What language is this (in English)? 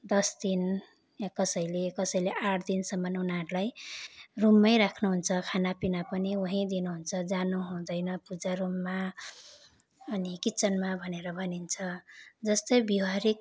Nepali